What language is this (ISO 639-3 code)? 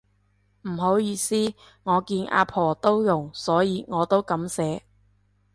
yue